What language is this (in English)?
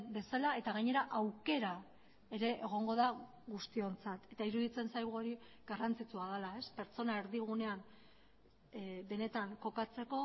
Basque